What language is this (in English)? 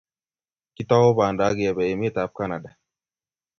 Kalenjin